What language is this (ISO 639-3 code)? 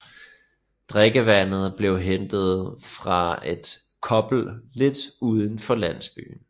dan